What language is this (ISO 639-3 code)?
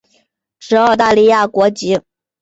zho